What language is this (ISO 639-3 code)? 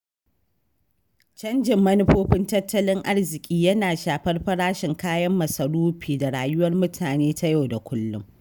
hau